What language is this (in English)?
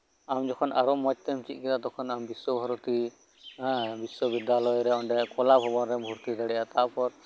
Santali